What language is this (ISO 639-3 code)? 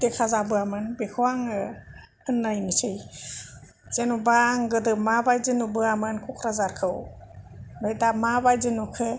brx